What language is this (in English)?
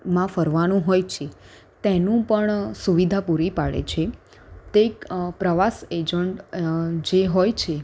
Gujarati